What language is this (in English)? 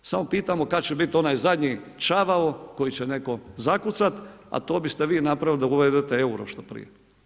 Croatian